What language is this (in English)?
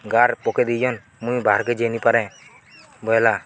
Odia